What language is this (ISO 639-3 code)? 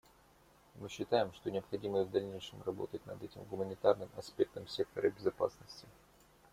rus